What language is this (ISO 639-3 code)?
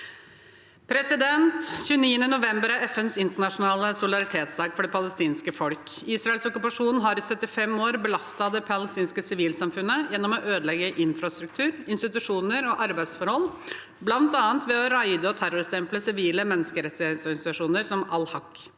nor